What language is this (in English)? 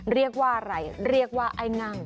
Thai